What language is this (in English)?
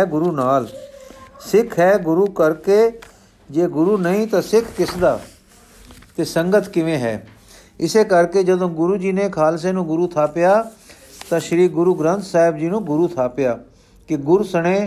Punjabi